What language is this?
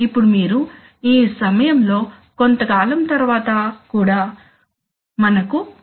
Telugu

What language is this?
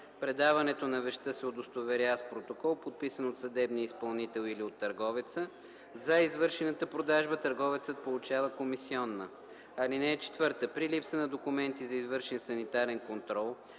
Bulgarian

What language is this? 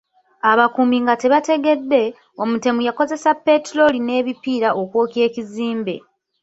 Ganda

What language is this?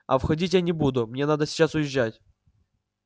Russian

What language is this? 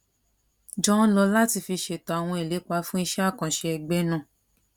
Yoruba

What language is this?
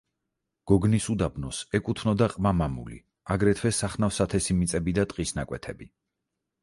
Georgian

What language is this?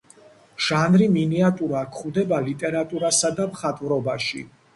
Georgian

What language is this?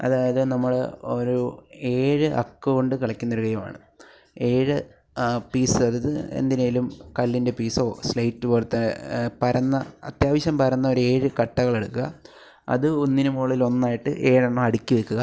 Malayalam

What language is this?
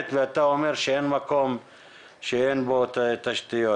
Hebrew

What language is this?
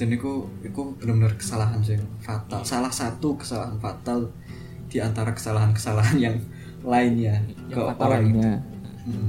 Indonesian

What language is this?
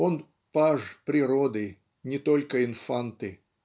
Russian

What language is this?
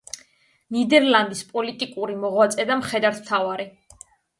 Georgian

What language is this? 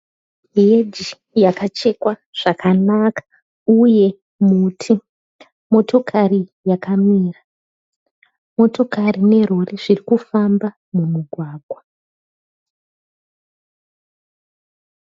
Shona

